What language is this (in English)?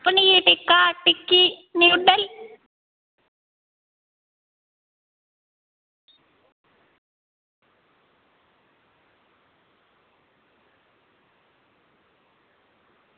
Dogri